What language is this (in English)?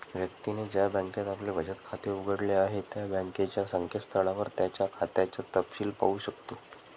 Marathi